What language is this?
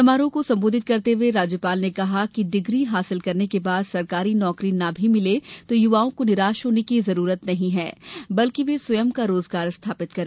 Hindi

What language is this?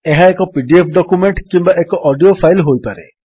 Odia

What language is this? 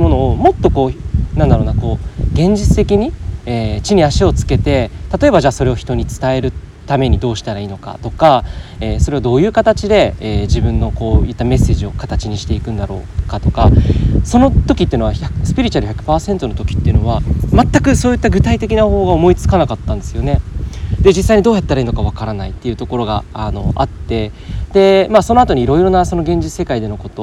Japanese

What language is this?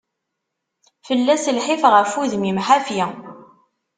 Kabyle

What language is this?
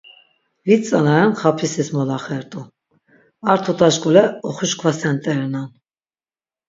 Laz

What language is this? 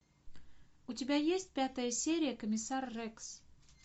Russian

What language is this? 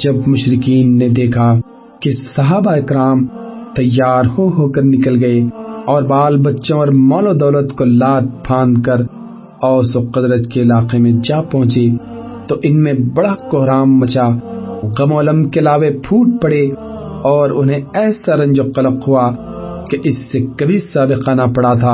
Urdu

